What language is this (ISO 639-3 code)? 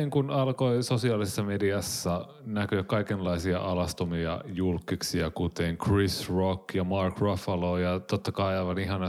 fin